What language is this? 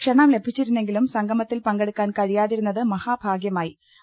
Malayalam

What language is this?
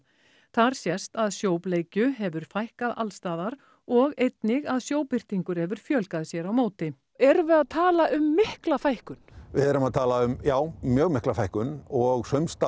Icelandic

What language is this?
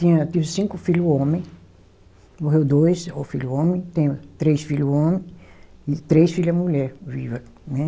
Portuguese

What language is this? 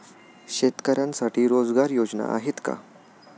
Marathi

